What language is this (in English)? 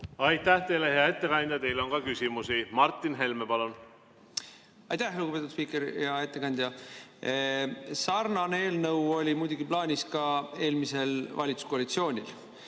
Estonian